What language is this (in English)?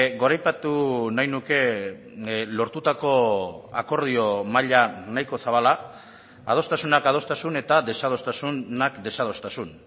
Basque